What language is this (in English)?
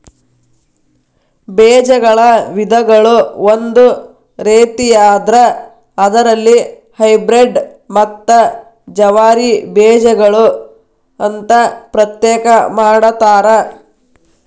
Kannada